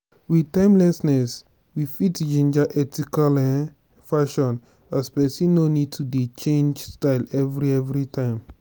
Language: Nigerian Pidgin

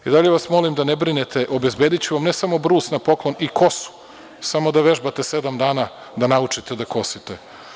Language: Serbian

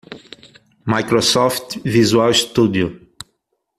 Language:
Portuguese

